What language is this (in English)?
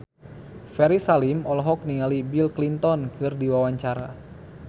Sundanese